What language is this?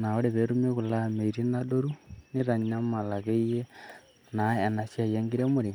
Masai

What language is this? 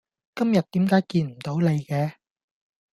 Cantonese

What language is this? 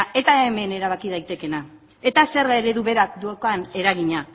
Basque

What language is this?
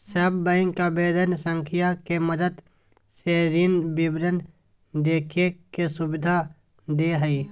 Magahi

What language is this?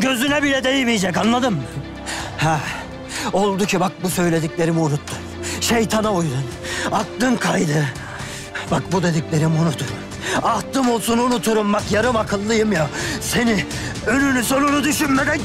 Turkish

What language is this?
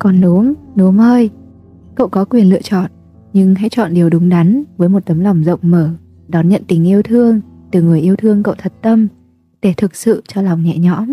Vietnamese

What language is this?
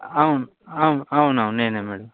Telugu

